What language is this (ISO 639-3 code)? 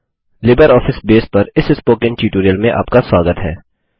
hin